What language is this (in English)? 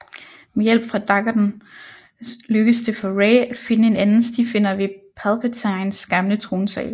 Danish